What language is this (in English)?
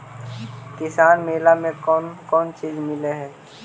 Magahi